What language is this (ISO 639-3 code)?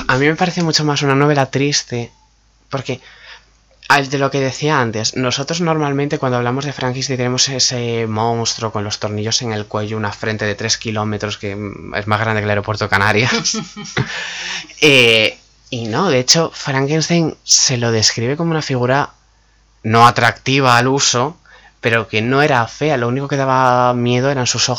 spa